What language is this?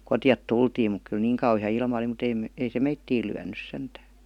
Finnish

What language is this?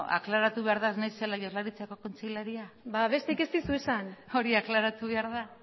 Basque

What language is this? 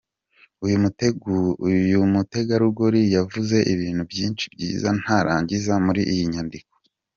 Kinyarwanda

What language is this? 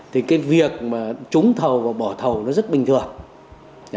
Vietnamese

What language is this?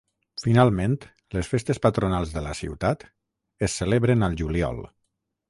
Catalan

